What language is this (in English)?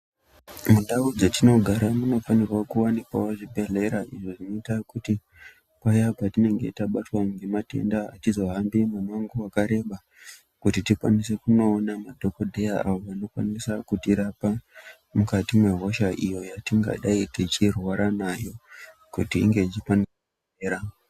Ndau